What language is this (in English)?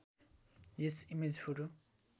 Nepali